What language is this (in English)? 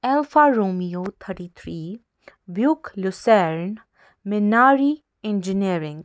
Kashmiri